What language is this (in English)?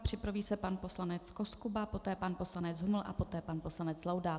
Czech